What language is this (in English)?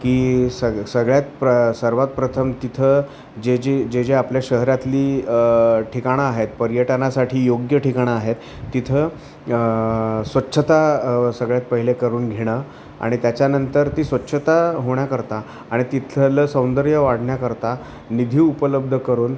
Marathi